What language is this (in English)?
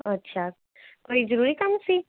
Punjabi